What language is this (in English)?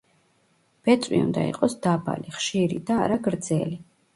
Georgian